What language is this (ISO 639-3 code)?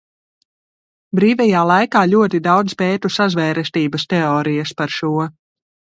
lav